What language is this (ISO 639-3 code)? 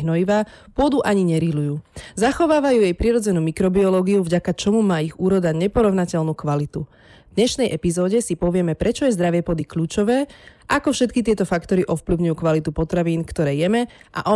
slk